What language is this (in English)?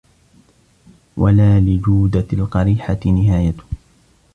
Arabic